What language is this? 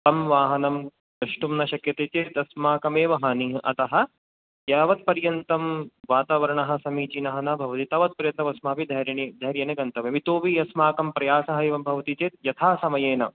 Sanskrit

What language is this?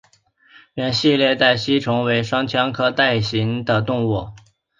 Chinese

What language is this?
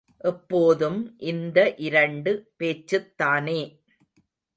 Tamil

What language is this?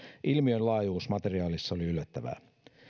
Finnish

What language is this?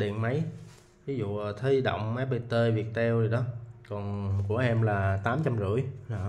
Vietnamese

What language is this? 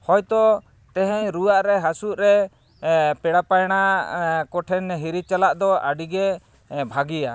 Santali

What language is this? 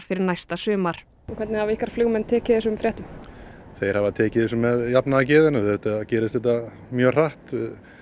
Icelandic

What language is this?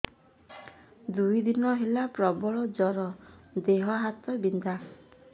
Odia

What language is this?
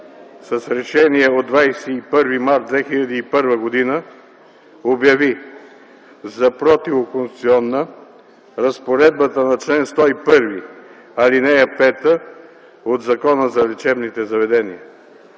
Bulgarian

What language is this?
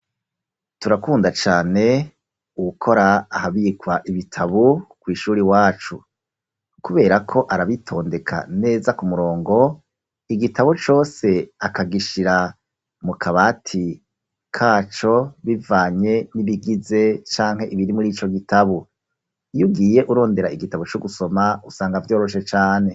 Rundi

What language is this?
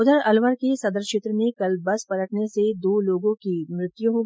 Hindi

